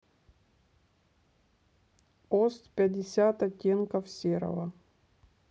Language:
Russian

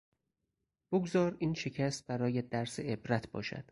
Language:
Persian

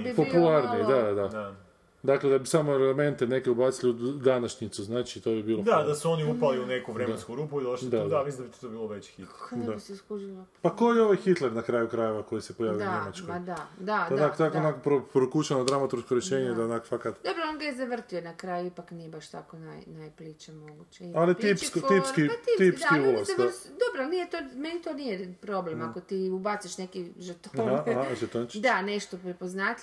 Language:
Croatian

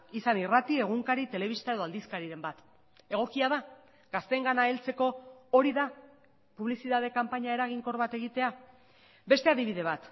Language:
Basque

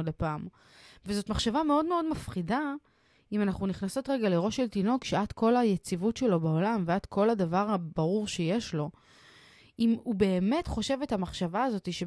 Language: Hebrew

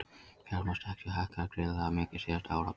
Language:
Icelandic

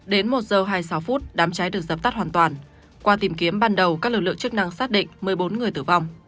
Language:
Vietnamese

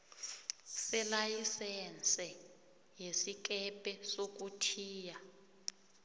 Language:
South Ndebele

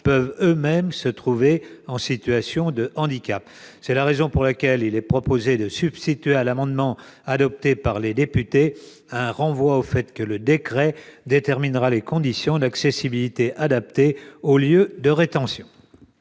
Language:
French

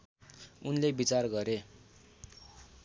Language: Nepali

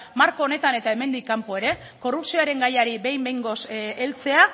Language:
Basque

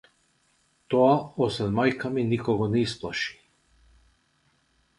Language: Macedonian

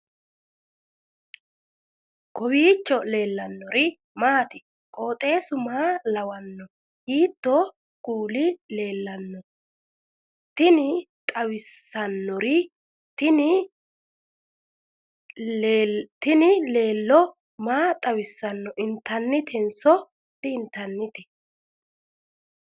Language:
Sidamo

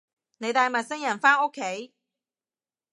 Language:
Cantonese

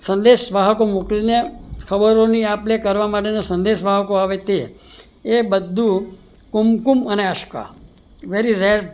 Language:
Gujarati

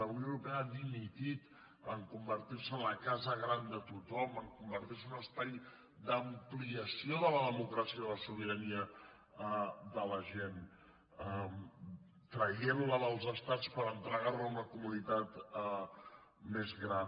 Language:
Catalan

